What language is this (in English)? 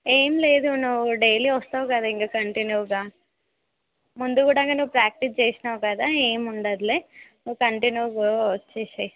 Telugu